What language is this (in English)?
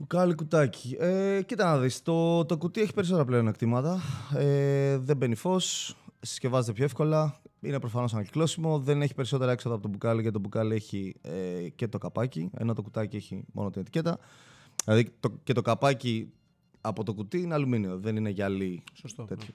Greek